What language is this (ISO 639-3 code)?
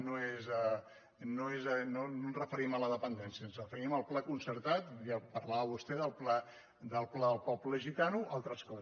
cat